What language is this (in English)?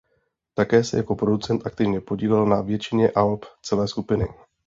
Czech